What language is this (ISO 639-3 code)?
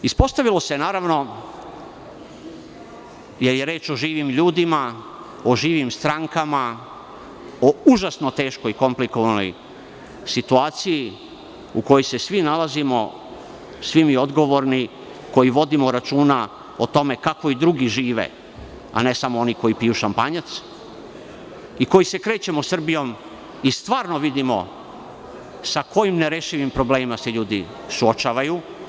srp